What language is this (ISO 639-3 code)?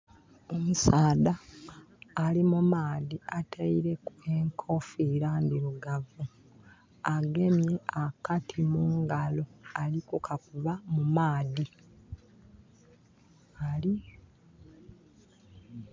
xog